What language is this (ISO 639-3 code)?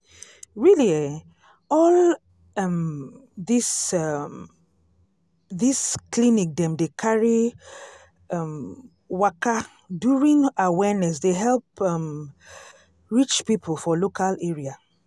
pcm